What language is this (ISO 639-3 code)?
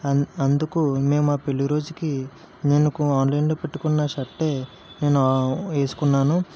tel